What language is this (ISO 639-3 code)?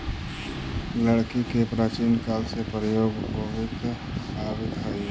mag